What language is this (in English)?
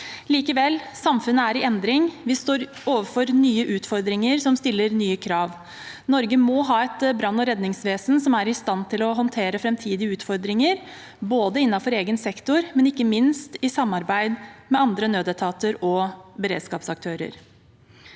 Norwegian